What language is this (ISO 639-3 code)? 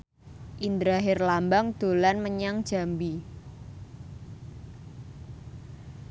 jav